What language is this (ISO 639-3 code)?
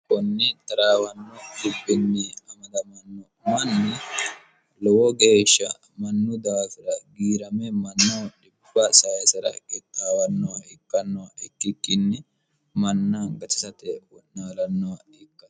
sid